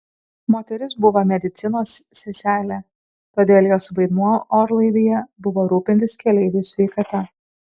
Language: Lithuanian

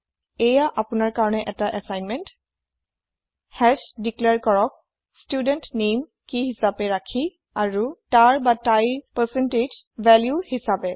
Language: Assamese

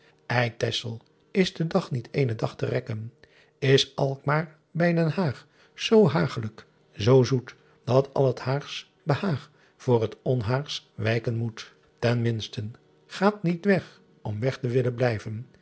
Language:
Dutch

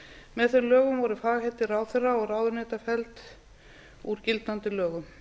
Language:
Icelandic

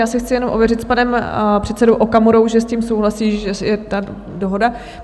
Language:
Czech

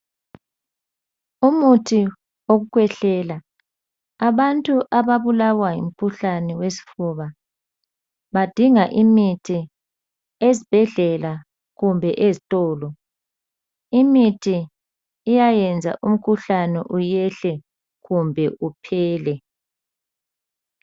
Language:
North Ndebele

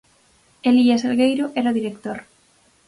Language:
Galician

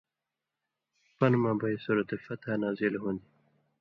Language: Indus Kohistani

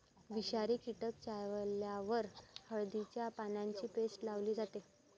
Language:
Marathi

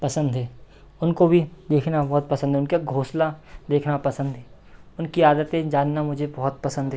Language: Hindi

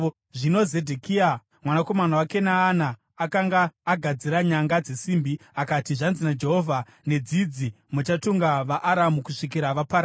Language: Shona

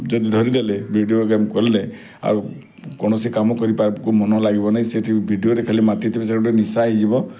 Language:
Odia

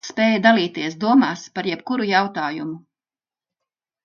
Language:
Latvian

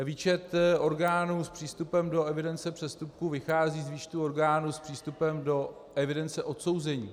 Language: Czech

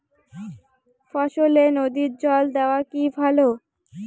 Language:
Bangla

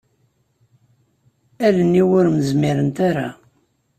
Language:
Kabyle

